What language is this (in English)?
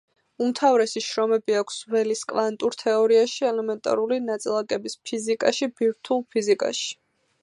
Georgian